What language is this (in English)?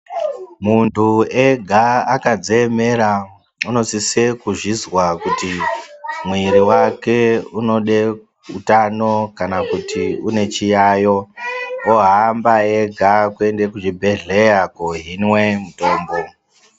Ndau